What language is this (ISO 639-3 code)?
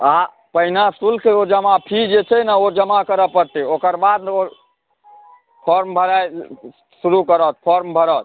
mai